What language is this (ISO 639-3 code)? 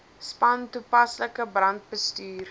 afr